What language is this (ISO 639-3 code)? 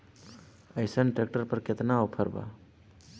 bho